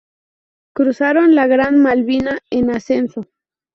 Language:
Spanish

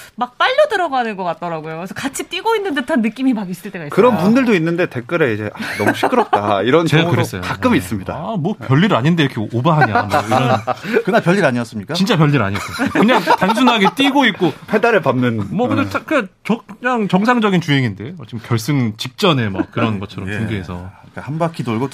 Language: Korean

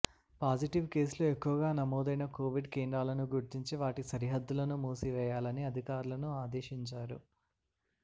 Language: Telugu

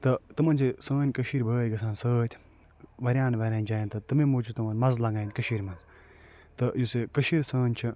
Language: Kashmiri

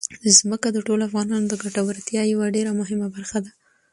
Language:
Pashto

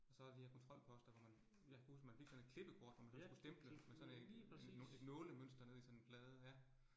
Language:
Danish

